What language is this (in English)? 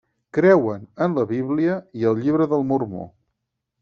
Catalan